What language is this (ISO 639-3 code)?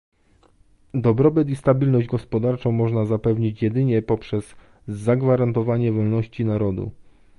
pol